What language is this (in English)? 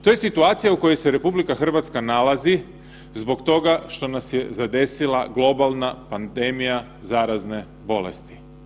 Croatian